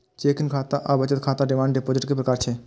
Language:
Maithili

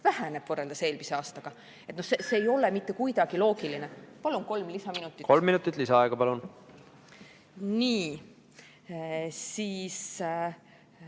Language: Estonian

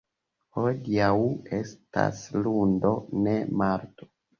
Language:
Esperanto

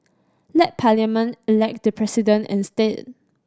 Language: English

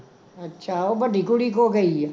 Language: Punjabi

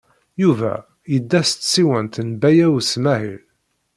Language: Kabyle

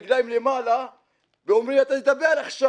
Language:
Hebrew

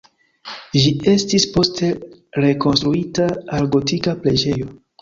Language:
Esperanto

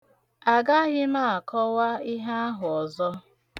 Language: Igbo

